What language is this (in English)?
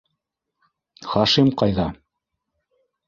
Bashkir